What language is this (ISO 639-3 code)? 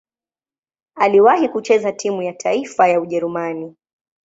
swa